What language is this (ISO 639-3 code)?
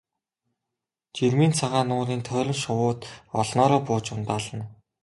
mon